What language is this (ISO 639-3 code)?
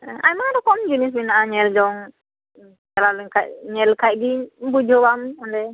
sat